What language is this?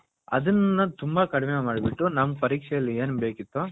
Kannada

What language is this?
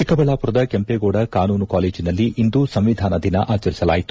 Kannada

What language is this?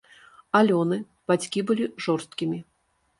Belarusian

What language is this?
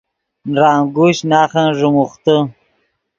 Yidgha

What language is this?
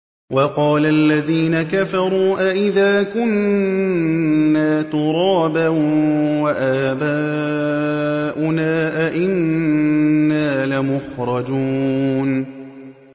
Arabic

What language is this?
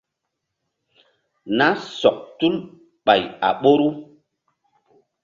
Mbum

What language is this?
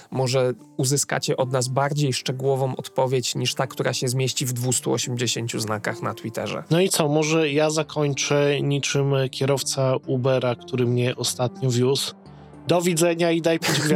Polish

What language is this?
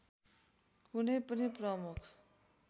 Nepali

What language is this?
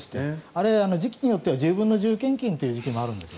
Japanese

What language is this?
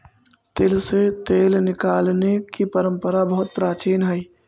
Magahi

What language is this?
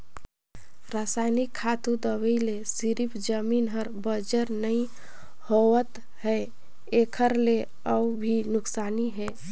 Chhattisgarhi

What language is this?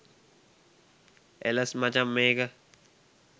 Sinhala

